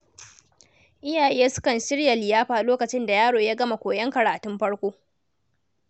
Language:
Hausa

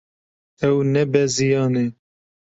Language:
Kurdish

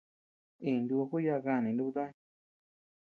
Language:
Tepeuxila Cuicatec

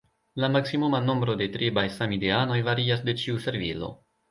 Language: Esperanto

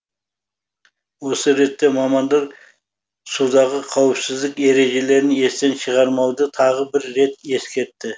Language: Kazakh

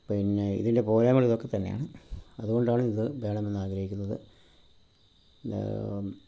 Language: Malayalam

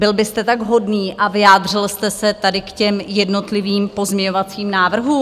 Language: Czech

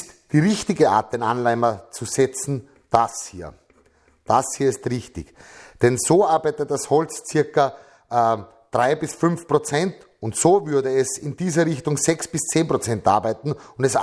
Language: German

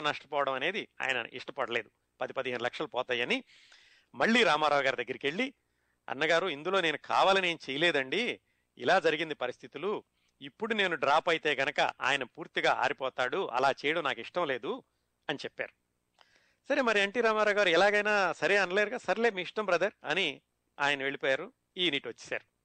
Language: Telugu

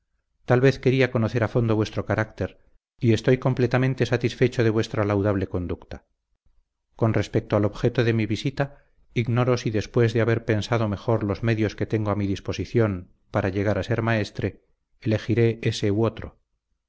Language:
Spanish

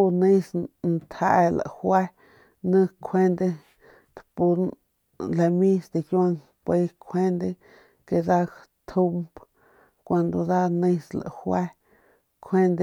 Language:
Northern Pame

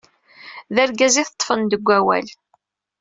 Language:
Kabyle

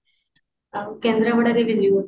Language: Odia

